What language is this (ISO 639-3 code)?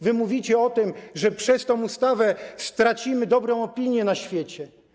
pol